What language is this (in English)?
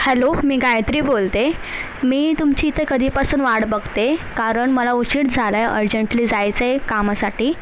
Marathi